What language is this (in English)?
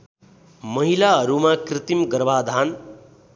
Nepali